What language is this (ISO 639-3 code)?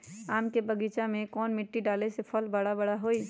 mag